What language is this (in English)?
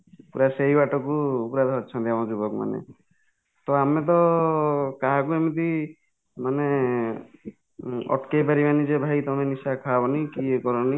Odia